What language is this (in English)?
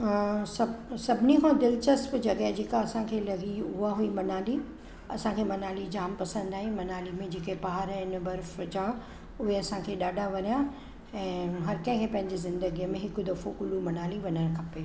Sindhi